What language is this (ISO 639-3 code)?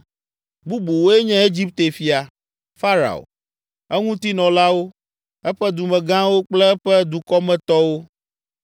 ewe